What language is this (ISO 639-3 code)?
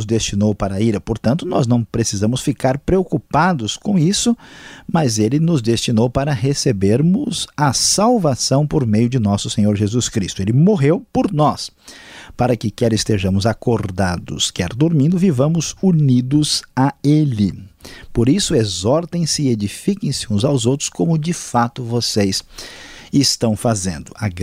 por